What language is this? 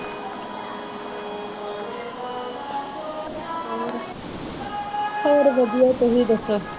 Punjabi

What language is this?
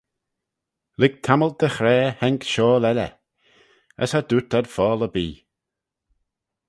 Manx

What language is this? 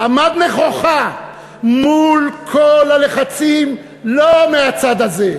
Hebrew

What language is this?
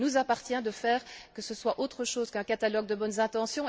French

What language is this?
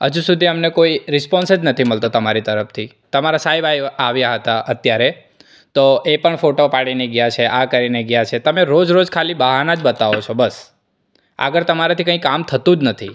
Gujarati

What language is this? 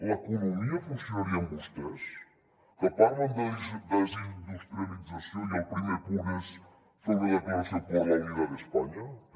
Catalan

